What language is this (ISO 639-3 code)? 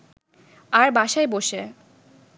ben